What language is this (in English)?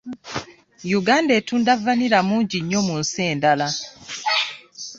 Ganda